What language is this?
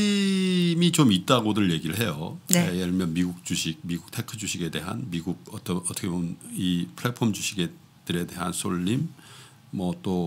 Korean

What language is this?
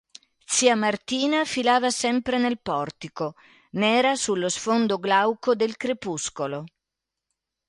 Italian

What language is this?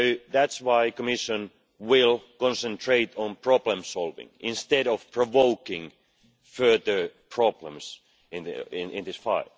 English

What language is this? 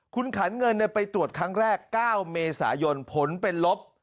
Thai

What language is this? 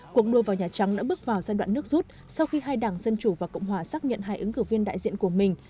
Vietnamese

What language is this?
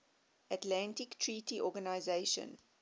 English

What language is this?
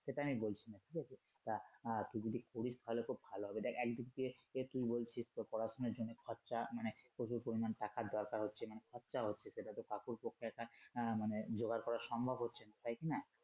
Bangla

